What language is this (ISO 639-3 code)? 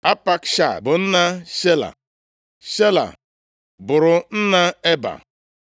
ibo